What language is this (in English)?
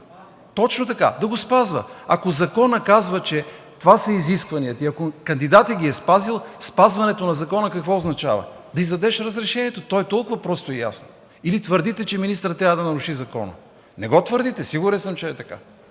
Bulgarian